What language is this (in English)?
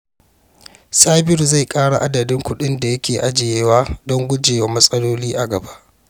Hausa